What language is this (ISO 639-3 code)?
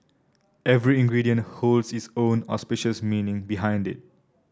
eng